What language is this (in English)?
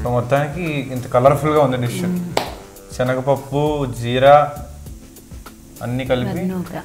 English